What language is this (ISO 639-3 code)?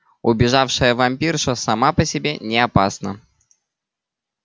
rus